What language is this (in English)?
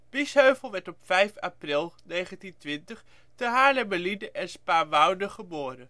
Dutch